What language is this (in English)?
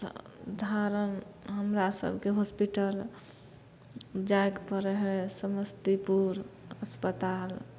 Maithili